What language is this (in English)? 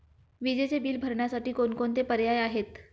Marathi